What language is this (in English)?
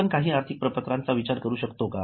Marathi